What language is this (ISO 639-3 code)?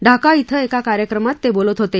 mar